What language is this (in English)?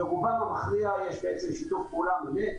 Hebrew